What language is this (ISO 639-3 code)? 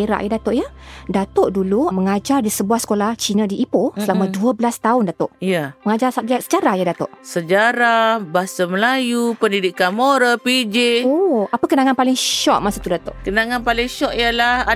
msa